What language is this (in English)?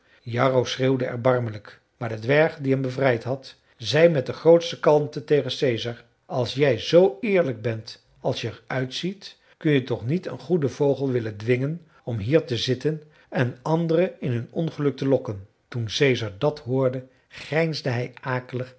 Dutch